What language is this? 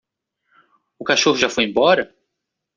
Portuguese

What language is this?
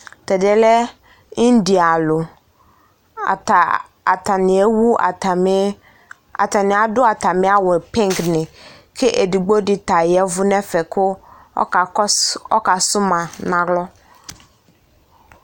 Ikposo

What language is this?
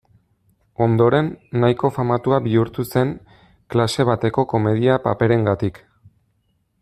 Basque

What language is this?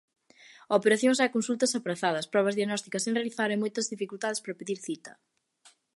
Galician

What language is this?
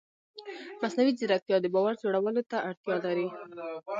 Pashto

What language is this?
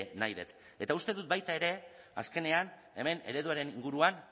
Basque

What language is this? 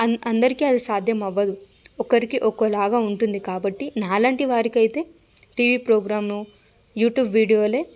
Telugu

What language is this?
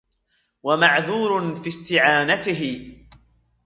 Arabic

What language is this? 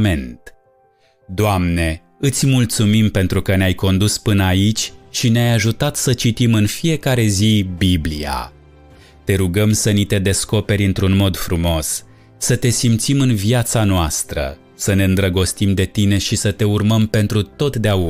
Romanian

